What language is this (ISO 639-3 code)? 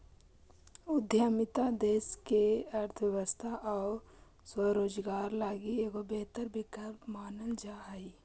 mag